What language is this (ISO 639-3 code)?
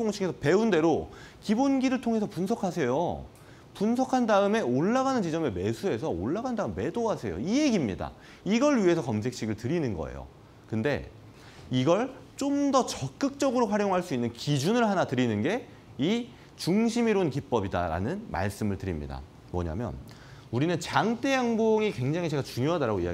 kor